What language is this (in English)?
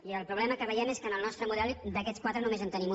Catalan